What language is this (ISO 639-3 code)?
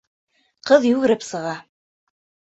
bak